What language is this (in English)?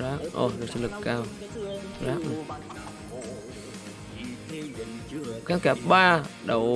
Vietnamese